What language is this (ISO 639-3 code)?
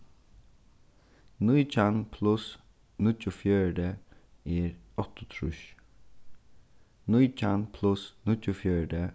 fao